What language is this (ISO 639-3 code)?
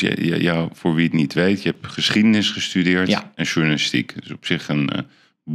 nld